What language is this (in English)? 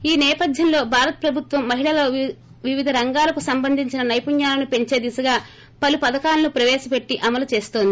Telugu